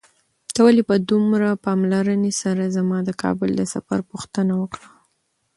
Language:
Pashto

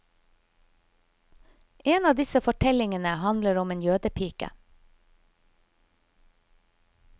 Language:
Norwegian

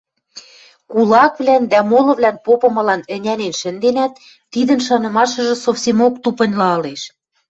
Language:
Western Mari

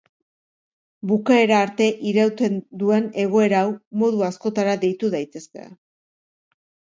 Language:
Basque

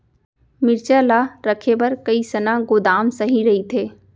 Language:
Chhattisgarhi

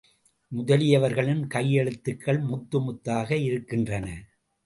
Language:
Tamil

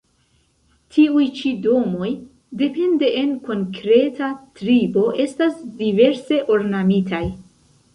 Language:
Esperanto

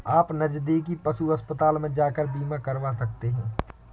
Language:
Hindi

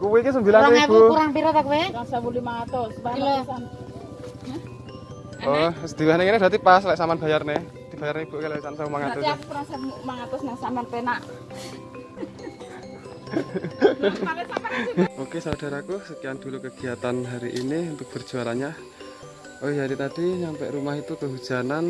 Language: Indonesian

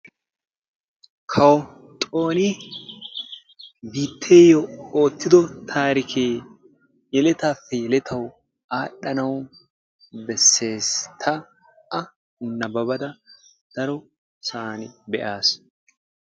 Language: Wolaytta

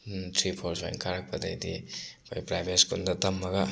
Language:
Manipuri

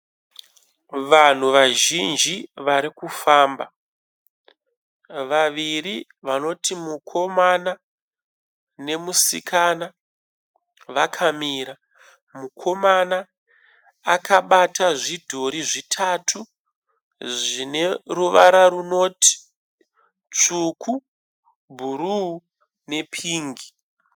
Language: Shona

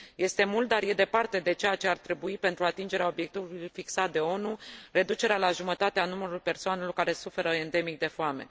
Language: Romanian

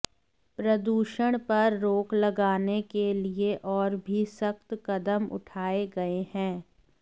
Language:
Hindi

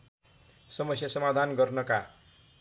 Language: Nepali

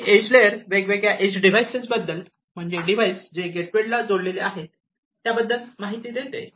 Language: Marathi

